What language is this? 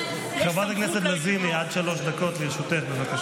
Hebrew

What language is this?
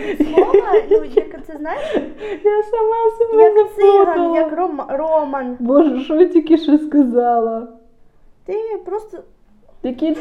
Ukrainian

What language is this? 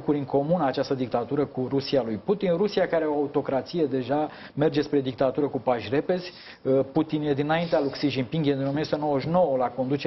Romanian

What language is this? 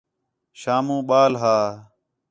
Khetrani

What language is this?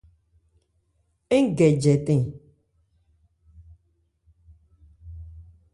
Ebrié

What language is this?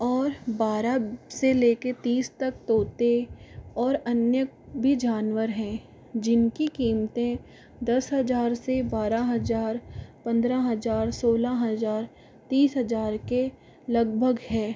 Hindi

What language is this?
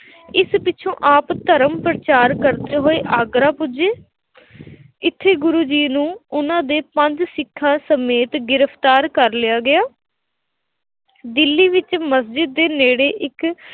Punjabi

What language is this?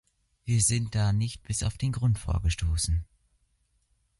German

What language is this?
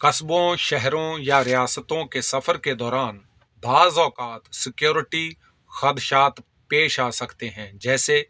Urdu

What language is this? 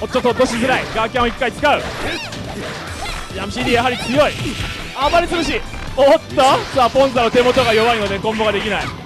Japanese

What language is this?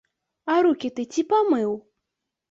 Belarusian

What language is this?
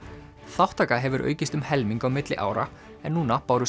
Icelandic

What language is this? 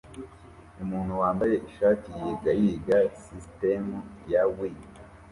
Kinyarwanda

